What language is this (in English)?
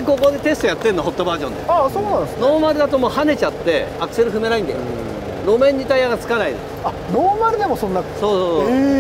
Japanese